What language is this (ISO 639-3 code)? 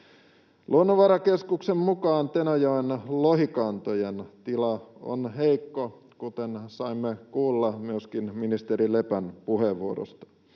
fin